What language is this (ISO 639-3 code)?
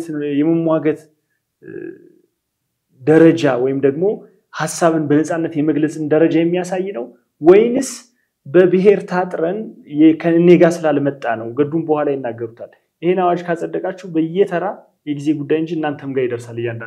ara